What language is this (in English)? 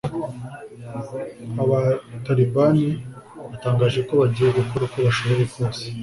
Kinyarwanda